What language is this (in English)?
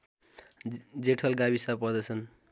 Nepali